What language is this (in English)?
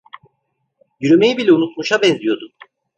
Turkish